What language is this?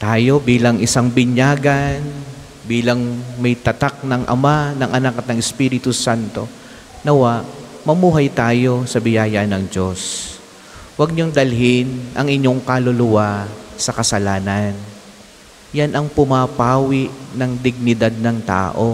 Filipino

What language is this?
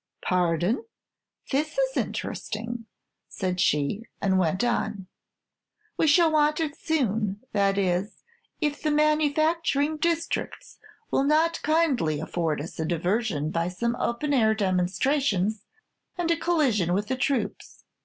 English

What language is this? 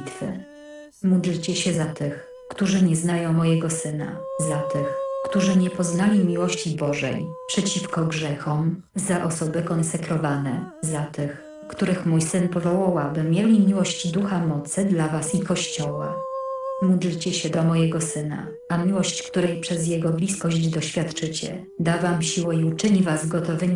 Polish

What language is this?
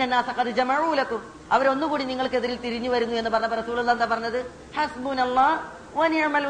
Malayalam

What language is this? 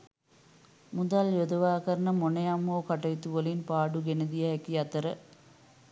Sinhala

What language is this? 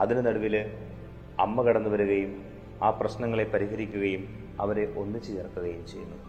Malayalam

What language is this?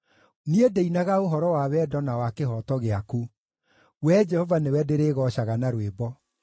Kikuyu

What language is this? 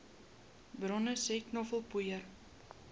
Afrikaans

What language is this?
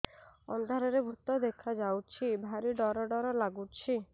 Odia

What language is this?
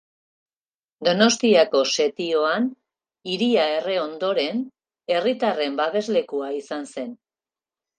Basque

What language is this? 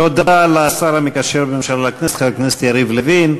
Hebrew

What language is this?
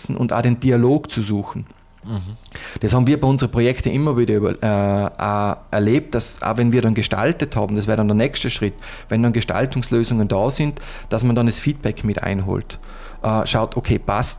German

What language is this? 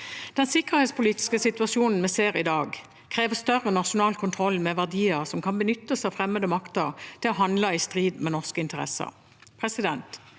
Norwegian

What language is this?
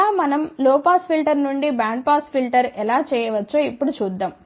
Telugu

